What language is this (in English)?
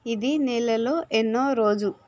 Telugu